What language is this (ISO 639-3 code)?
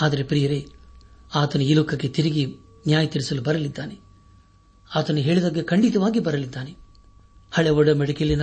kan